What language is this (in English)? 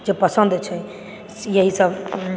Maithili